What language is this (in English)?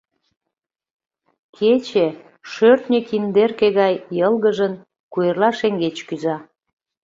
Mari